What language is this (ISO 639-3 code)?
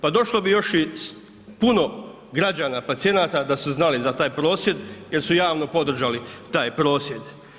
hrv